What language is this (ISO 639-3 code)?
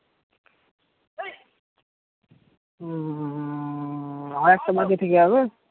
ben